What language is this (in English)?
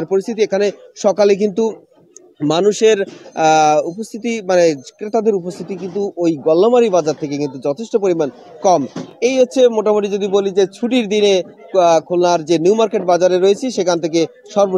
Romanian